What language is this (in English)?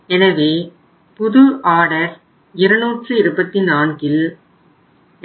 Tamil